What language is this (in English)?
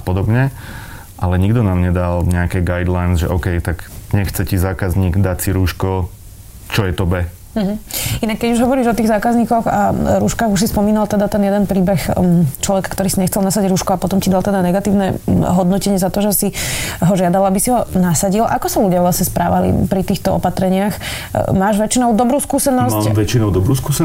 Slovak